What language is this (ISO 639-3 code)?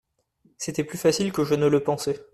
fra